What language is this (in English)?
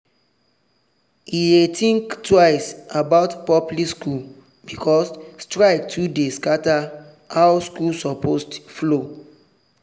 Nigerian Pidgin